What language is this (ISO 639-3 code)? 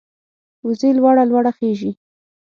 pus